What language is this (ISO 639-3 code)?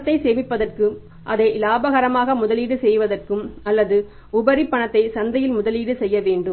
tam